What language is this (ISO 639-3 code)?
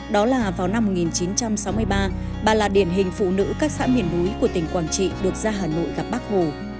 vie